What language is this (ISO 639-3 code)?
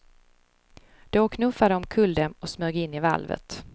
swe